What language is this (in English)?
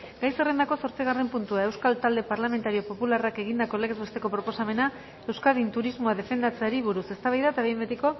Basque